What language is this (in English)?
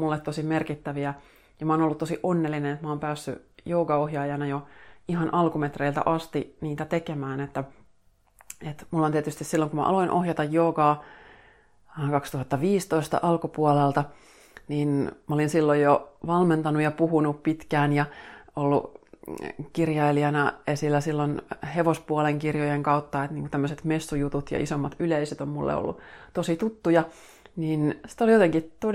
Finnish